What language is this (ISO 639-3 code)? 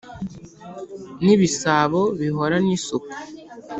kin